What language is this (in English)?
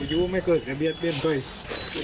Thai